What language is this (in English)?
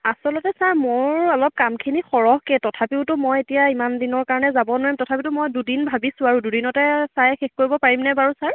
Assamese